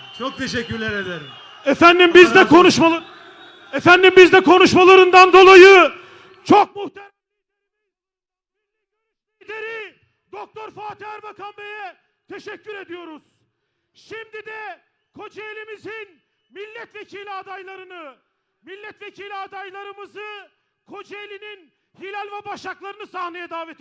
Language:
Turkish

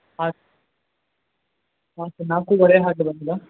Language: Kannada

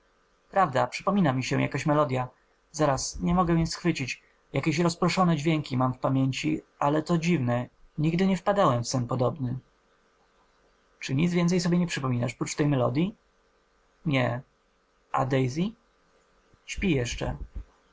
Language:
Polish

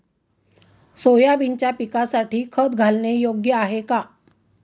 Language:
Marathi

